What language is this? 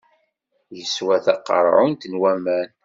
Kabyle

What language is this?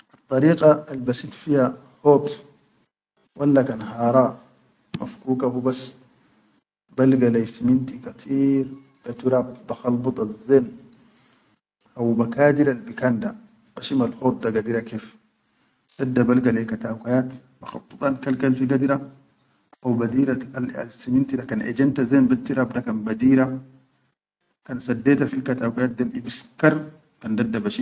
Chadian Arabic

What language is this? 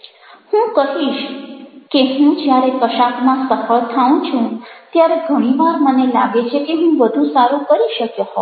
Gujarati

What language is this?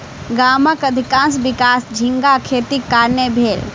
Maithili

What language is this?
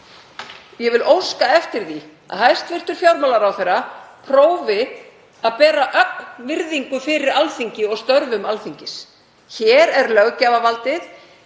Icelandic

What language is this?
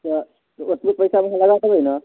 Maithili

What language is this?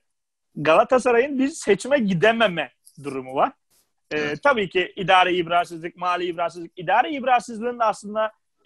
Turkish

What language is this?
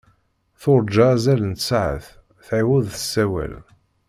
Kabyle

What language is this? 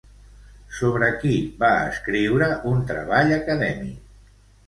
Catalan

